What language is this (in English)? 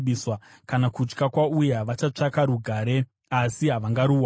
Shona